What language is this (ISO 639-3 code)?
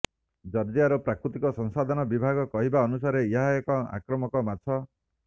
ori